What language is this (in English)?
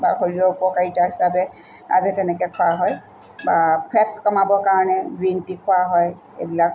Assamese